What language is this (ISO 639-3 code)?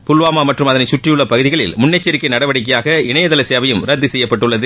tam